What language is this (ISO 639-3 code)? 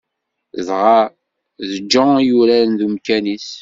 kab